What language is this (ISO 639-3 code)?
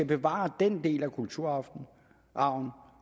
dan